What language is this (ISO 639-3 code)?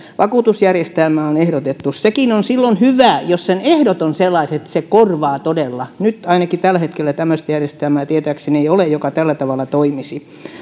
fin